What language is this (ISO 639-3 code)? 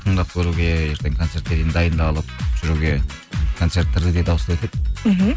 kaz